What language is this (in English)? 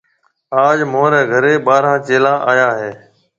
Marwari (Pakistan)